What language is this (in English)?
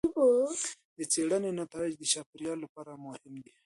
Pashto